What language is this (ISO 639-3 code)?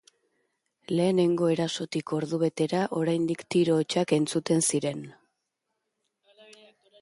eus